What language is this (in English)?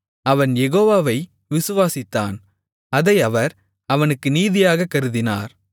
Tamil